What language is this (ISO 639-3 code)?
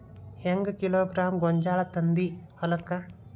kan